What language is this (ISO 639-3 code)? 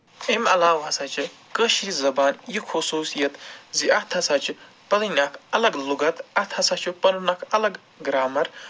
kas